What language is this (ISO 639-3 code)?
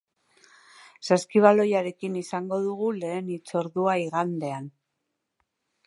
eus